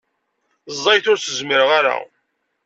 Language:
Kabyle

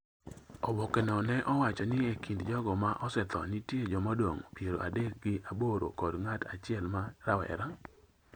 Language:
Luo (Kenya and Tanzania)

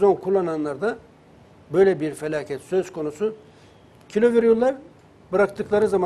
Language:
Turkish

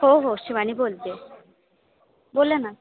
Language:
Marathi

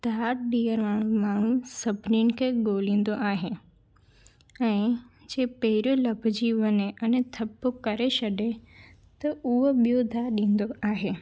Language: Sindhi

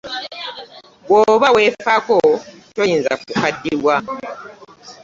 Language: Ganda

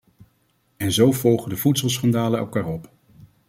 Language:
Dutch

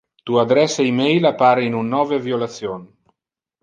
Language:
Interlingua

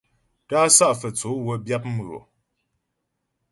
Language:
Ghomala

